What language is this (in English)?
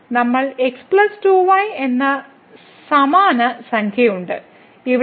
Malayalam